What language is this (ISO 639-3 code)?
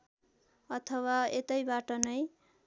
nep